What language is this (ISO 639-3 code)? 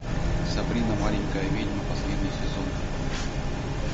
rus